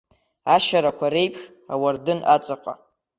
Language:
Abkhazian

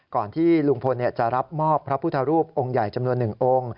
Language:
Thai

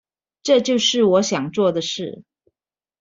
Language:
Chinese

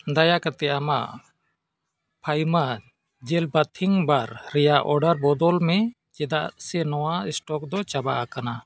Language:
Santali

